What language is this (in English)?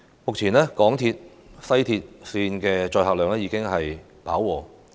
Cantonese